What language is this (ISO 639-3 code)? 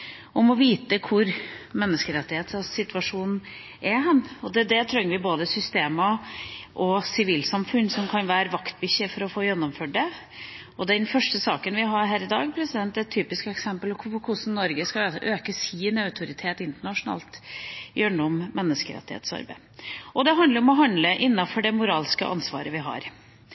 nob